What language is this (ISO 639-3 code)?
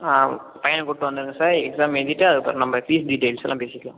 tam